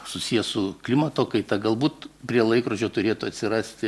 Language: Lithuanian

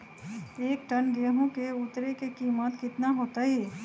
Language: Magahi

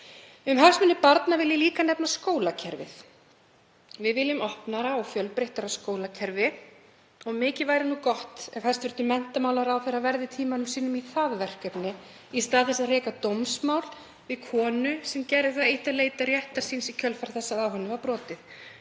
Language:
Icelandic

